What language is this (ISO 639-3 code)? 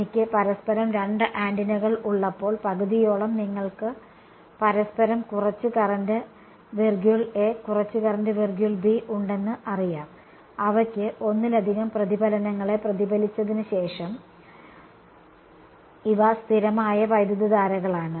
mal